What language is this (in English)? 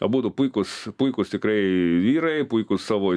Lithuanian